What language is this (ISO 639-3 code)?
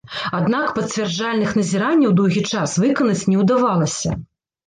bel